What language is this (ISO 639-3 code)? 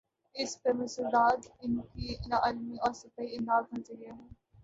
urd